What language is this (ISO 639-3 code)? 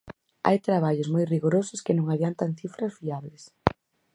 glg